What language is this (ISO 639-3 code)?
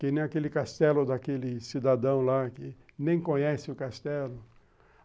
por